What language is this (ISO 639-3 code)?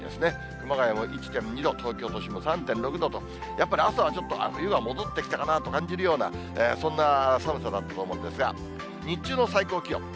jpn